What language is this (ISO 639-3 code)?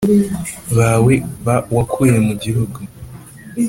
kin